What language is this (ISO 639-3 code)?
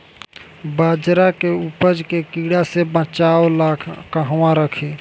bho